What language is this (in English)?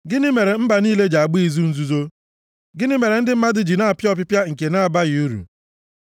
Igbo